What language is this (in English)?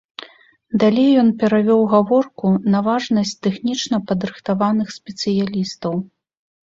Belarusian